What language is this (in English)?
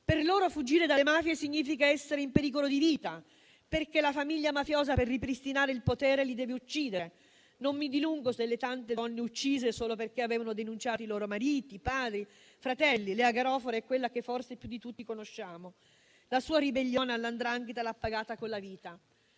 Italian